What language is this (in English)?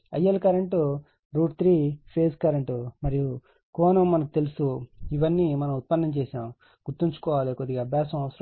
Telugu